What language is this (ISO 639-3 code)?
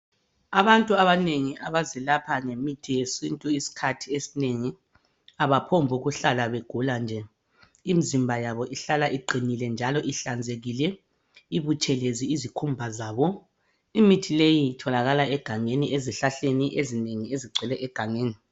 nde